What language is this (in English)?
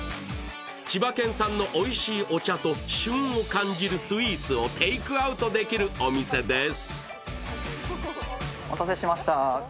Japanese